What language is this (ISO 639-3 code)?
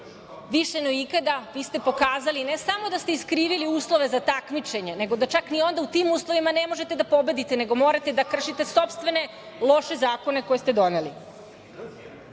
srp